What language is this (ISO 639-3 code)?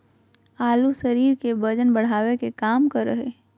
mag